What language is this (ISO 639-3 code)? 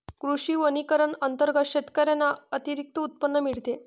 mar